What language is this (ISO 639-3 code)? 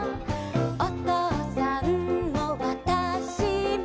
jpn